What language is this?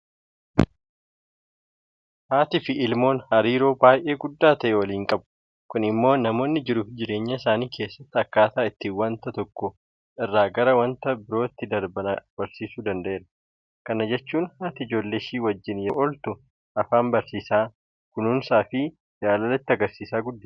Oromo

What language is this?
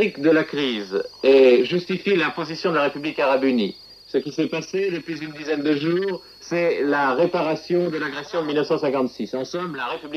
French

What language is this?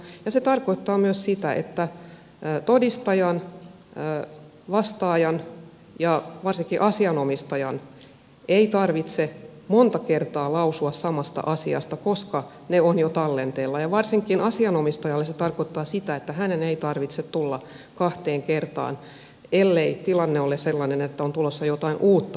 Finnish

